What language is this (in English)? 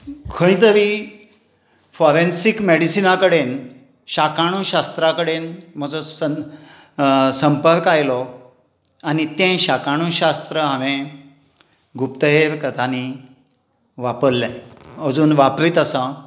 Konkani